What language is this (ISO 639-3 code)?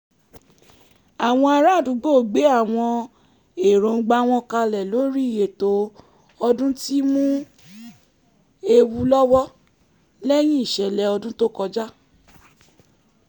yor